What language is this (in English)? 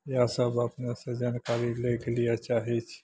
Maithili